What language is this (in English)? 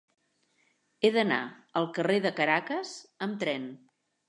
Catalan